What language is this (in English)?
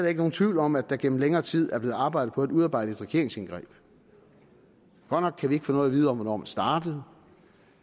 Danish